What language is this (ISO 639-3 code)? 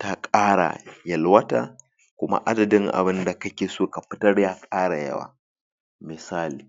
hau